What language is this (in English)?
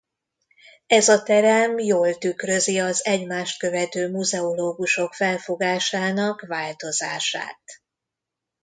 Hungarian